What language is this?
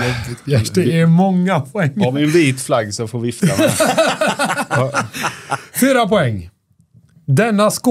Swedish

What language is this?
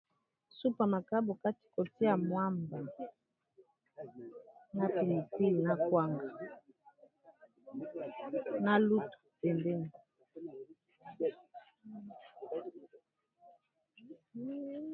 Lingala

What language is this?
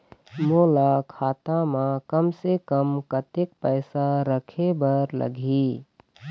Chhattisgarhi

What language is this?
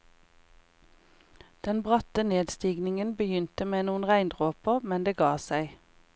Norwegian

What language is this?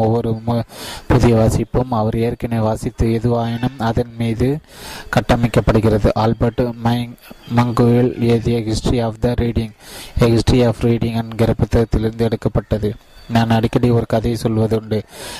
Tamil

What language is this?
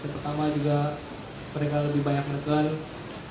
Indonesian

